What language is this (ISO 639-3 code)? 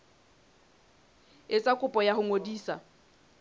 sot